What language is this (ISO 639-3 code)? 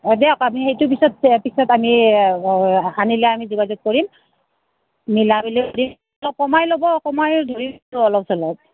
asm